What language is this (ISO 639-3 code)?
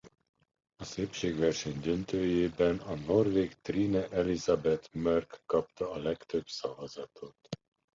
hun